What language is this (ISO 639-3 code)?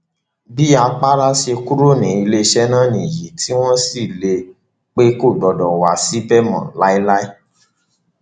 yor